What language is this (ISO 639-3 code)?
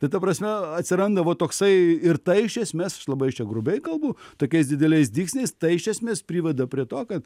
lit